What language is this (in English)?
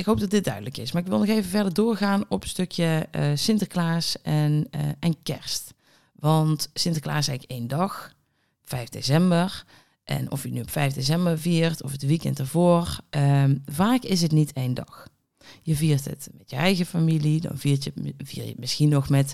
Dutch